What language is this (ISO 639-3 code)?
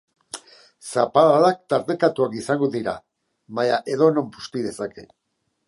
eus